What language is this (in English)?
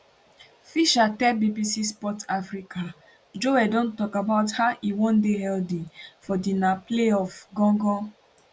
Nigerian Pidgin